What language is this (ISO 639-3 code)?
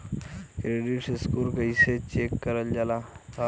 bho